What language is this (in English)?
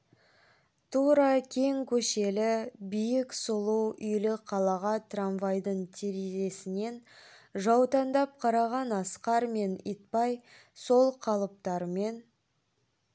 Kazakh